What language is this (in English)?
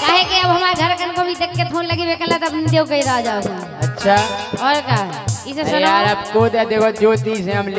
Hindi